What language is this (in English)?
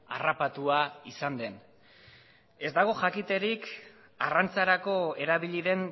Basque